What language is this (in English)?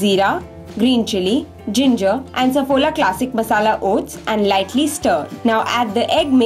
Hindi